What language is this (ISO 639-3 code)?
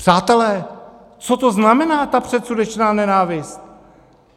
ces